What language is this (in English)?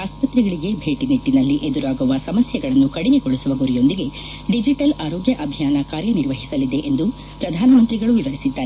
Kannada